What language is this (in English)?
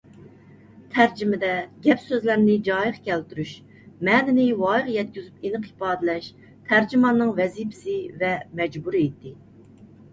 Uyghur